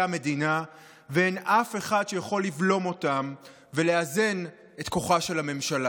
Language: Hebrew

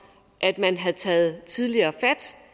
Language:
Danish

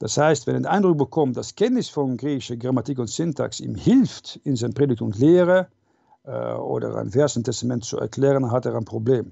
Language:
German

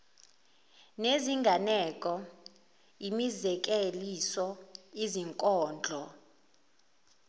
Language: Zulu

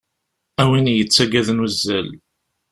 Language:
Kabyle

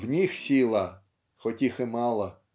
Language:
Russian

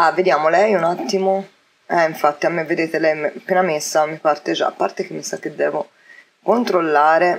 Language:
Italian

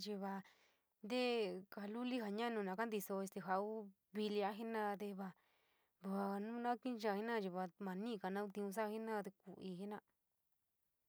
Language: San Miguel El Grande Mixtec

